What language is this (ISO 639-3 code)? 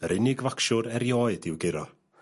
cym